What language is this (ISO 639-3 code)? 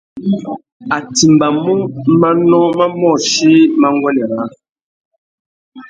bag